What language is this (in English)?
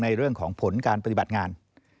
Thai